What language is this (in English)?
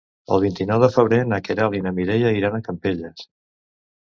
Catalan